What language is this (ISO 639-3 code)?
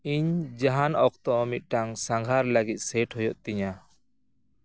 sat